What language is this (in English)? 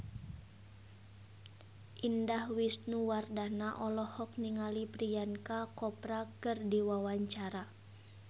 Sundanese